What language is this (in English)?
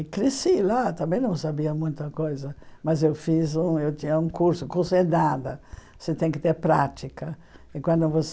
Portuguese